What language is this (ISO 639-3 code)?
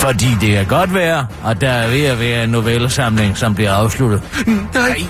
dan